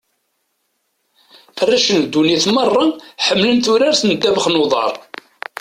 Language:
Kabyle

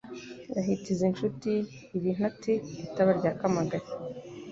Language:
Kinyarwanda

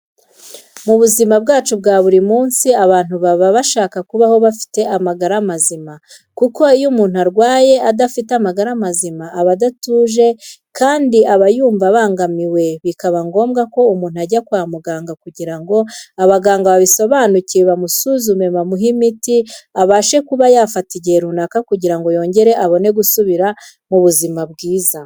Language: Kinyarwanda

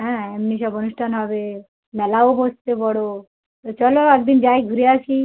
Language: Bangla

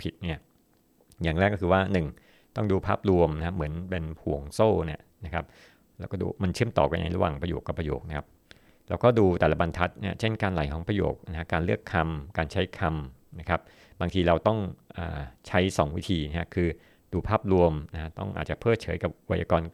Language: Thai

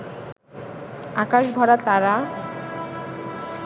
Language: Bangla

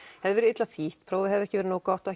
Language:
Icelandic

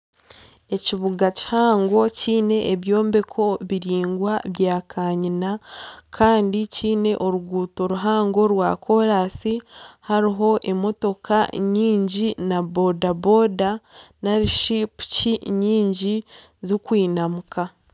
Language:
Nyankole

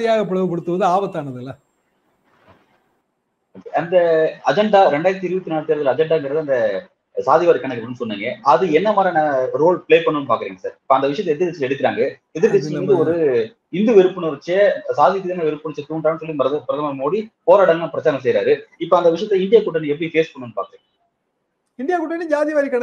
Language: Tamil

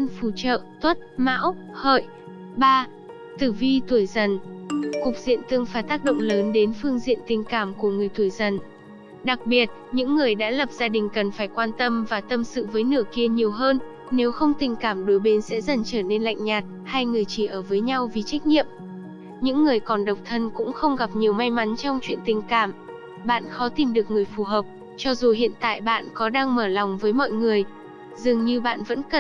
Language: Vietnamese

